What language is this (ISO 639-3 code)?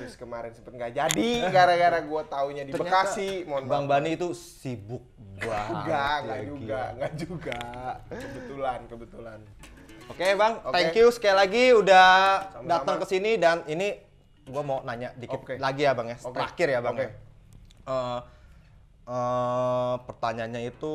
ind